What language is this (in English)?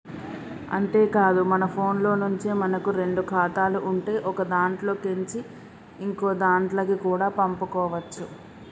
Telugu